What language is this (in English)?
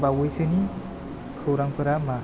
Bodo